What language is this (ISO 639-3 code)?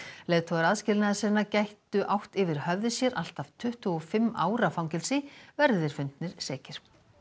isl